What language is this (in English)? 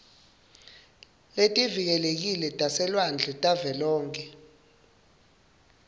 Swati